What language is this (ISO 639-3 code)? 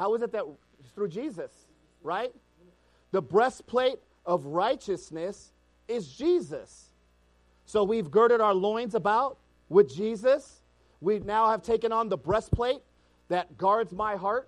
eng